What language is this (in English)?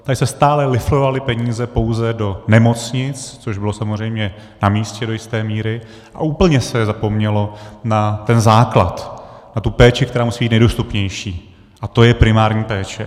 Czech